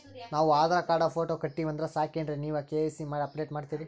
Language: Kannada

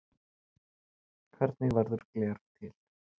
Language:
Icelandic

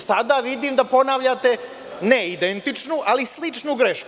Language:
Serbian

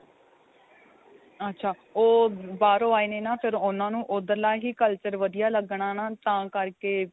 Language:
Punjabi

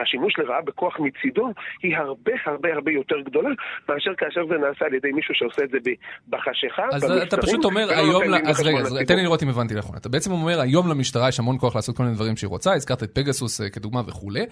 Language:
Hebrew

